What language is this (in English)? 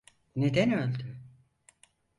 Turkish